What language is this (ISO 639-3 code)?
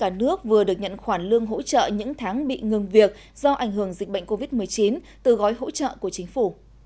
vie